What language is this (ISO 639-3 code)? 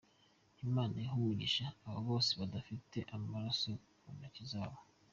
kin